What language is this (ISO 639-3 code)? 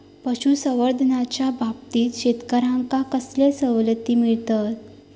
mar